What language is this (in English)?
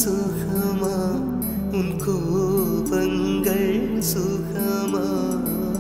Hindi